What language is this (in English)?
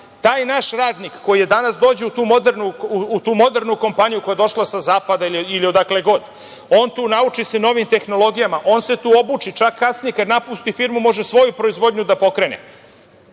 Serbian